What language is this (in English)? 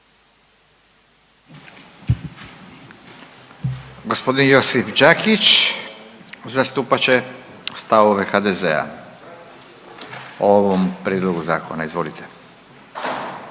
Croatian